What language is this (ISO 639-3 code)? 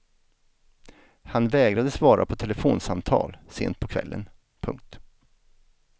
swe